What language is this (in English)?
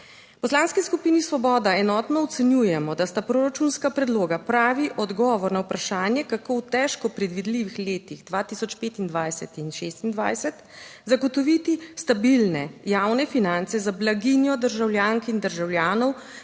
Slovenian